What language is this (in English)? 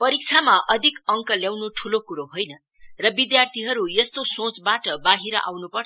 Nepali